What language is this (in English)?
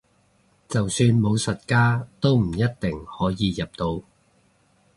Cantonese